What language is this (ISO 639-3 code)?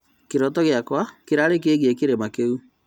kik